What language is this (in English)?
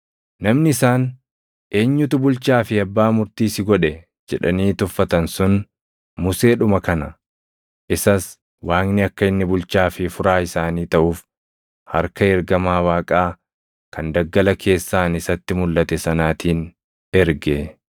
Oromo